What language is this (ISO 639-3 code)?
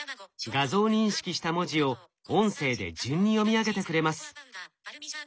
jpn